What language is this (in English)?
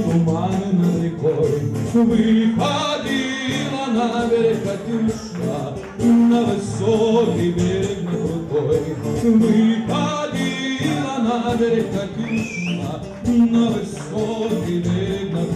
Romanian